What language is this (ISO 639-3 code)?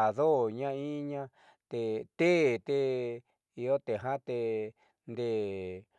mxy